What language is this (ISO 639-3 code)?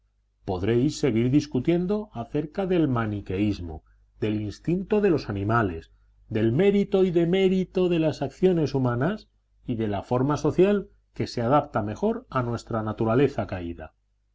spa